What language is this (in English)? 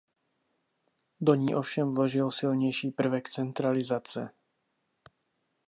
Czech